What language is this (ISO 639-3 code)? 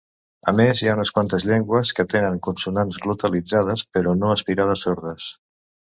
cat